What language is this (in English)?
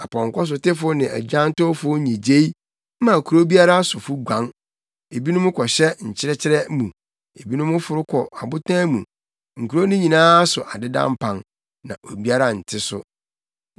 Akan